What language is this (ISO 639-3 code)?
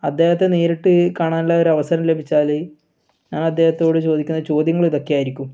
mal